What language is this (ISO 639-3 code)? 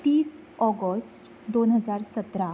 kok